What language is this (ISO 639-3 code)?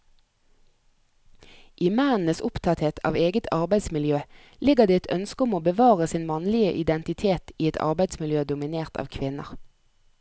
nor